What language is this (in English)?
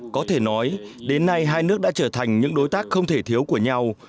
Vietnamese